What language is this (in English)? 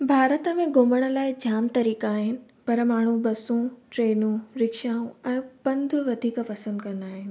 Sindhi